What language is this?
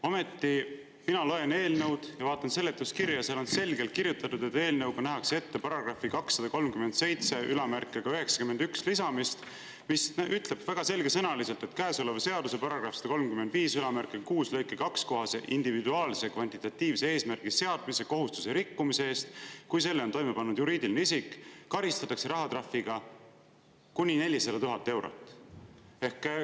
Estonian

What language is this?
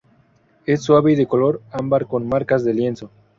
Spanish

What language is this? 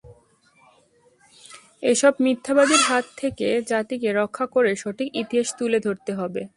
Bangla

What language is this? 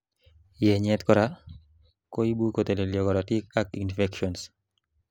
Kalenjin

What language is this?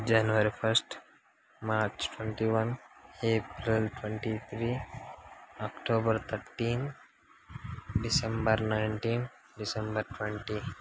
Telugu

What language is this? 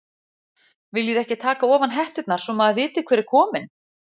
Icelandic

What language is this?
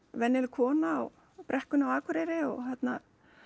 Icelandic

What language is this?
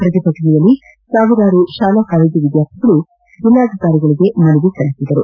Kannada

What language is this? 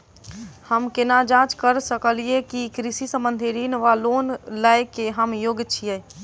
Maithili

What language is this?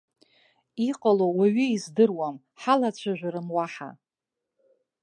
Abkhazian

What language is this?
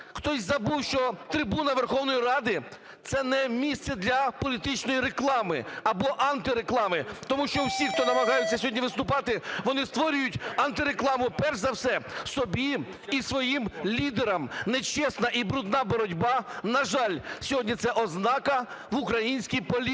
Ukrainian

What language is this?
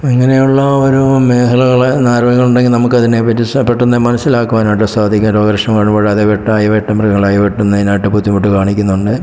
Malayalam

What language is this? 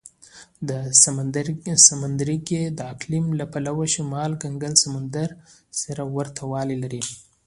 Pashto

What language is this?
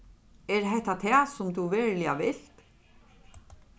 Faroese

